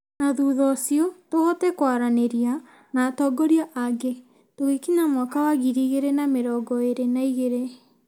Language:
Kikuyu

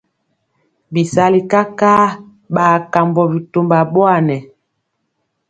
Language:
Mpiemo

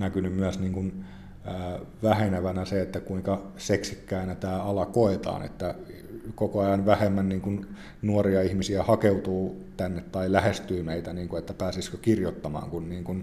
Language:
Finnish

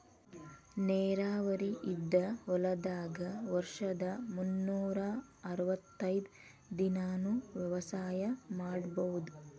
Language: Kannada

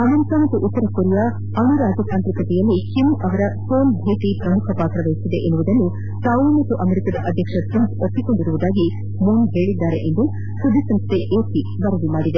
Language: Kannada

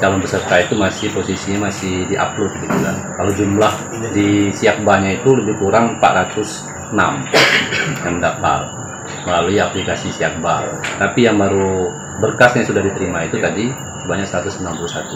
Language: Indonesian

